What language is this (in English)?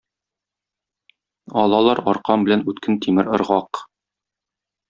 Tatar